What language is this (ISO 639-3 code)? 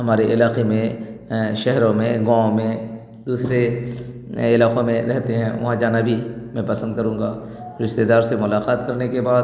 urd